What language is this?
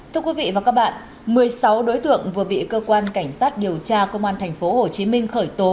Vietnamese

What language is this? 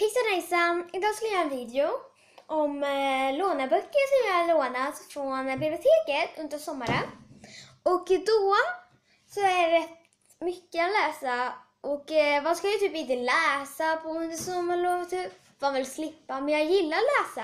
Swedish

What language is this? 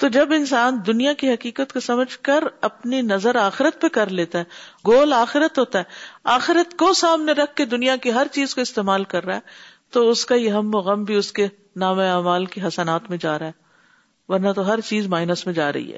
Urdu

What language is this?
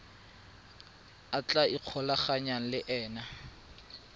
Tswana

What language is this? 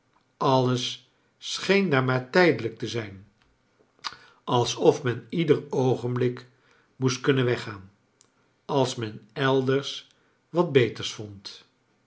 Dutch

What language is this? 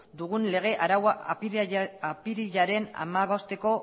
Basque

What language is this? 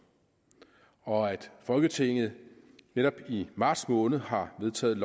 Danish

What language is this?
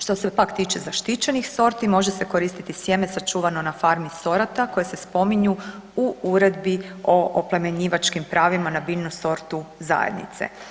Croatian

